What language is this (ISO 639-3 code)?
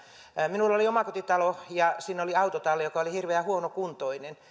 fin